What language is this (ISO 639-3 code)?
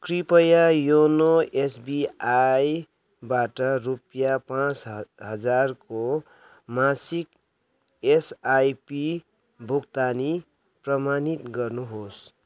nep